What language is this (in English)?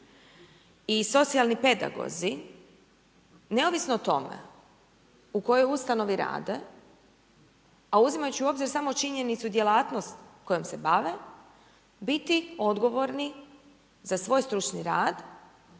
Croatian